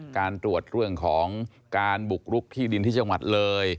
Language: Thai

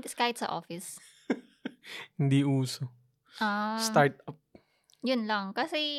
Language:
Filipino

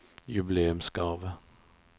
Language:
Norwegian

